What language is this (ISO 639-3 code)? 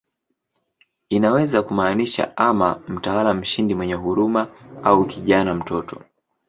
swa